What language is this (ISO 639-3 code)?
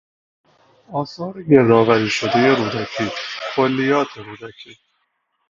fas